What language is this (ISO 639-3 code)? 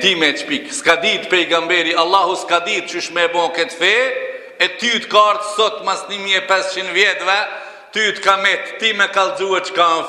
ara